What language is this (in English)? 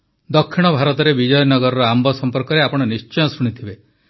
Odia